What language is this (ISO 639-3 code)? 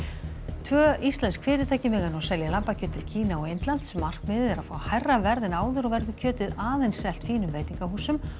isl